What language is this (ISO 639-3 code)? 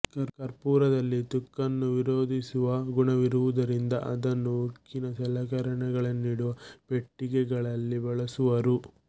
kan